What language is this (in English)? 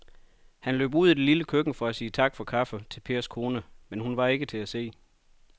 Danish